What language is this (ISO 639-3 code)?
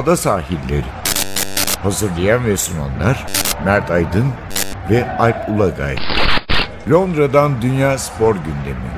tur